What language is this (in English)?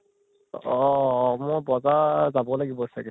Assamese